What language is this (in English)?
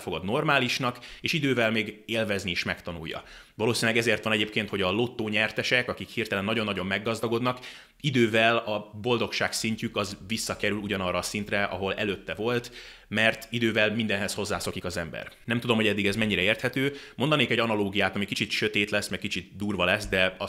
Hungarian